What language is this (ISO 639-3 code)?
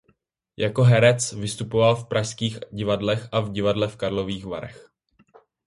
ces